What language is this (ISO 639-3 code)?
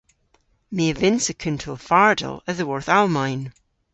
cor